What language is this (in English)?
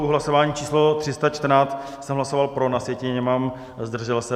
Czech